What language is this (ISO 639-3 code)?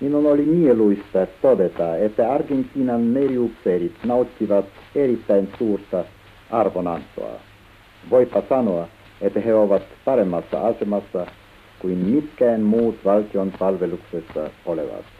fin